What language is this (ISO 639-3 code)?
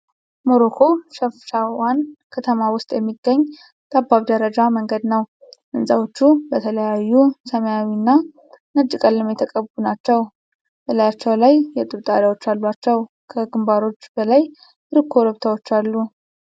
amh